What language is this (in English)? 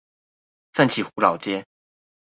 Chinese